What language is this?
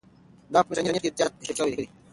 Pashto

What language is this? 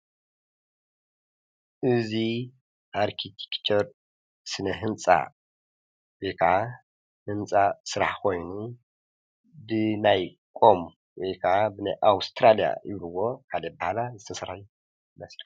Tigrinya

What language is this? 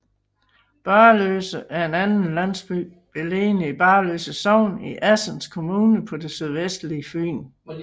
Danish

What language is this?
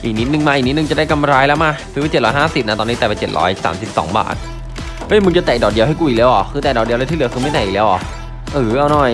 Thai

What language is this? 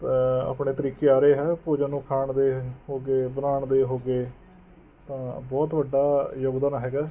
Punjabi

